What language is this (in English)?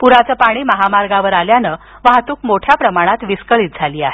Marathi